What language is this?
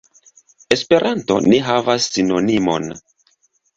Esperanto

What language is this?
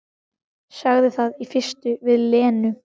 Icelandic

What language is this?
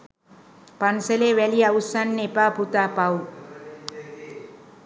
Sinhala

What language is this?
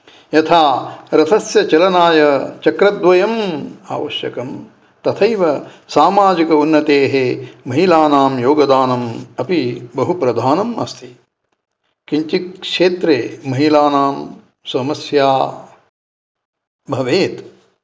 Sanskrit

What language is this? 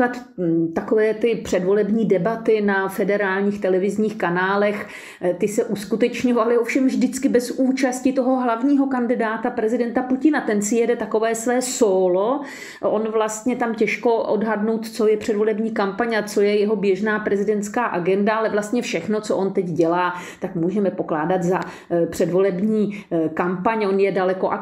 Czech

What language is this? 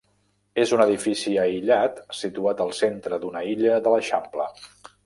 Catalan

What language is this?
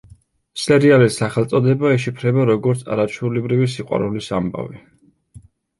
Georgian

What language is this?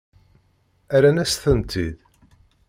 Kabyle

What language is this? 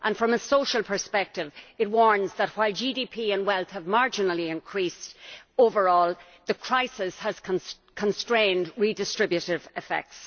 English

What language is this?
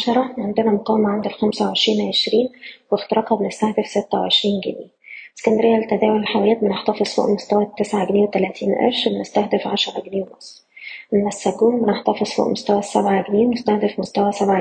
Arabic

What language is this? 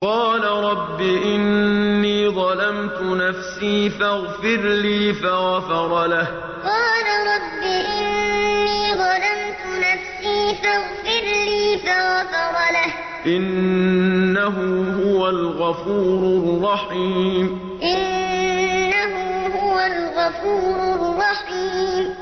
Arabic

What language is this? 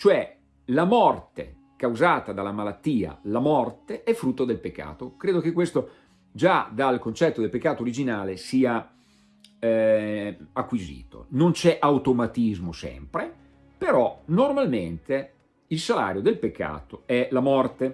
Italian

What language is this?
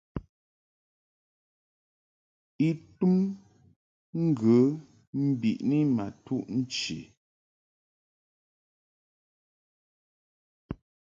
Mungaka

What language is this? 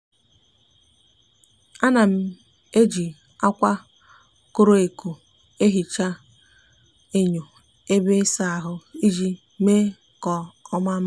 Igbo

